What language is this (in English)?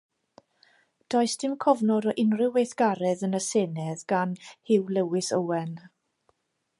Welsh